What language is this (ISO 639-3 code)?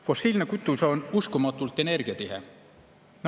est